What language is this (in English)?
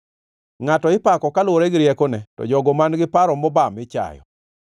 Luo (Kenya and Tanzania)